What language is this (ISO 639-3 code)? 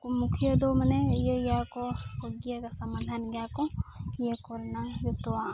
sat